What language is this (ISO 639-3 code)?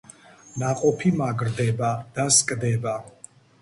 kat